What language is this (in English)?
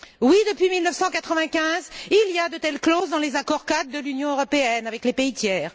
French